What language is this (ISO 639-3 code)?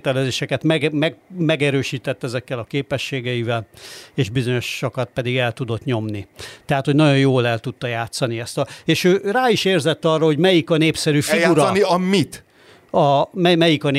hun